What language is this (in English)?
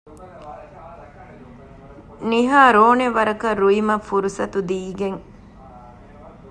Divehi